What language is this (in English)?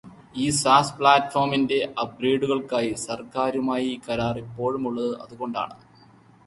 Malayalam